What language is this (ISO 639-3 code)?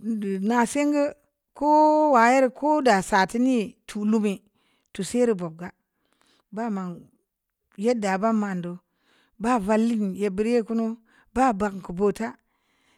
ndi